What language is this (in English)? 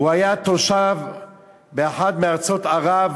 Hebrew